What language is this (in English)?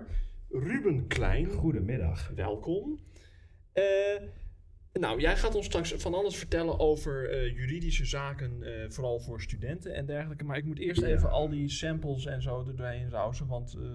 Dutch